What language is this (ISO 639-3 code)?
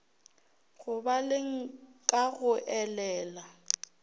nso